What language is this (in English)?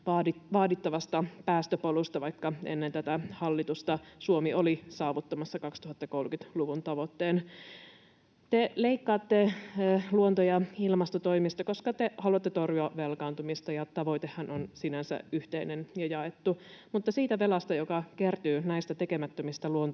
Finnish